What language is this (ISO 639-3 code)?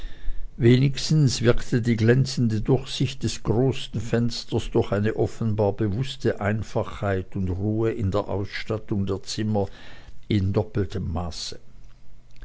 deu